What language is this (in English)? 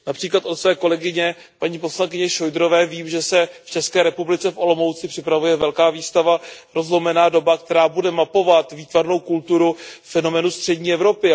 Czech